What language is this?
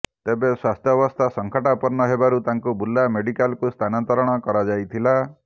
Odia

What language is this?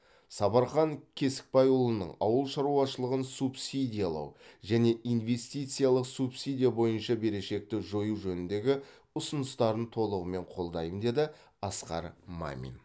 Kazakh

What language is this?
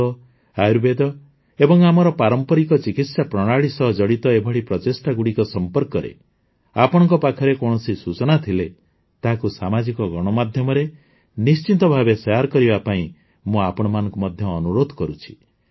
Odia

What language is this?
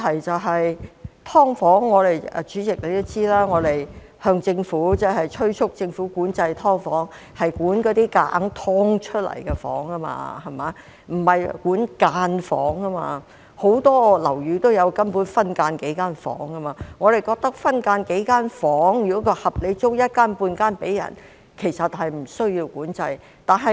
Cantonese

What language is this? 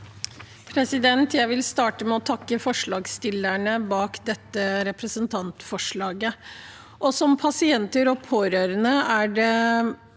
Norwegian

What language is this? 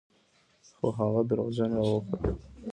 Pashto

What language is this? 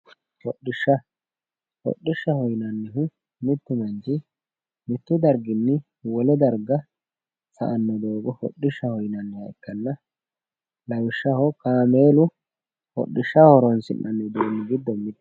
Sidamo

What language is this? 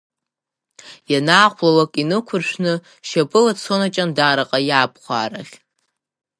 Abkhazian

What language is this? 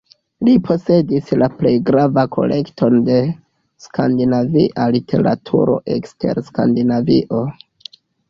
Esperanto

